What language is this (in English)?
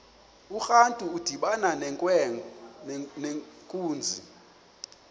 Xhosa